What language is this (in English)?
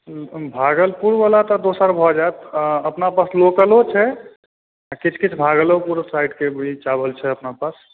Maithili